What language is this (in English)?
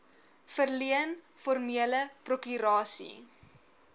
Afrikaans